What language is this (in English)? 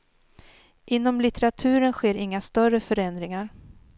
Swedish